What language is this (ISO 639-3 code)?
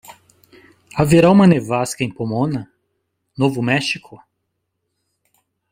por